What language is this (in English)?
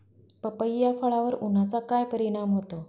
Marathi